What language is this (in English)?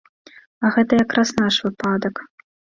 Belarusian